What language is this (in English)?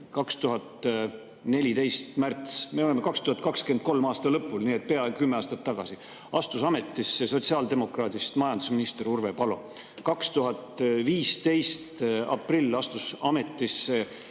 Estonian